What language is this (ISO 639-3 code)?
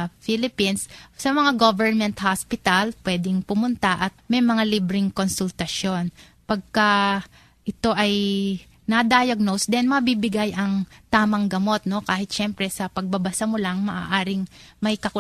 fil